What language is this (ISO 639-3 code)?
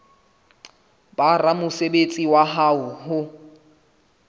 sot